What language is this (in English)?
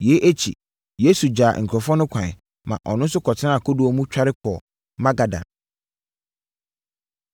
Akan